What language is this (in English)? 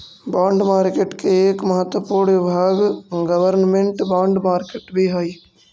Magahi